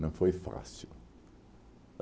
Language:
Portuguese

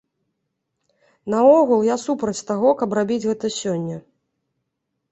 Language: Belarusian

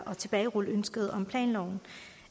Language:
Danish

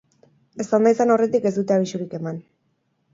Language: Basque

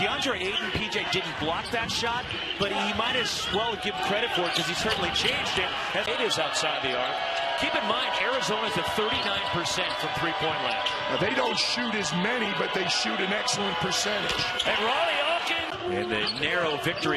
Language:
English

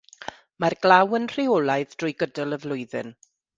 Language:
Welsh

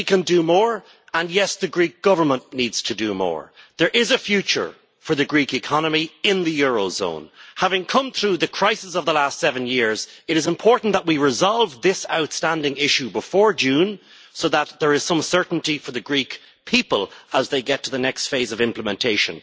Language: English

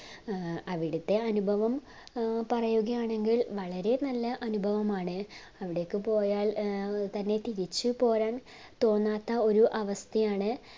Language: Malayalam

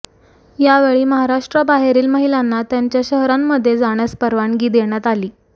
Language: Marathi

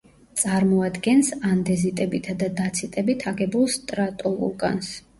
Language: Georgian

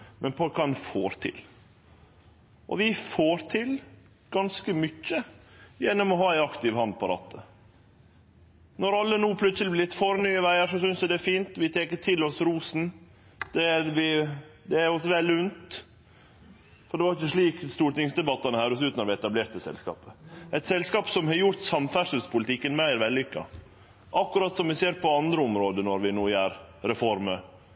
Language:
Norwegian Nynorsk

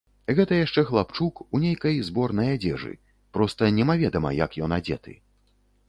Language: Belarusian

